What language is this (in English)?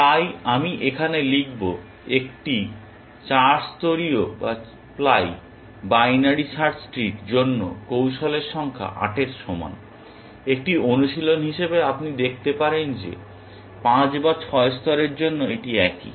Bangla